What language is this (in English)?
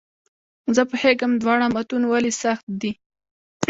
Pashto